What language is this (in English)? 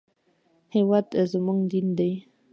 Pashto